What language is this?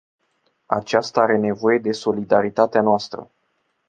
Romanian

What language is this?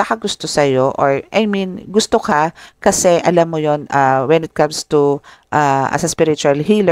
Filipino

